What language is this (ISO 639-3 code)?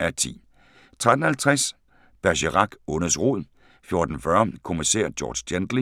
dan